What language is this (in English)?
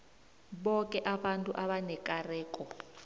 South Ndebele